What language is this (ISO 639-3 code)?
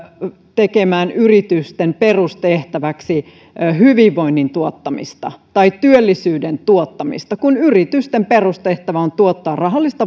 fin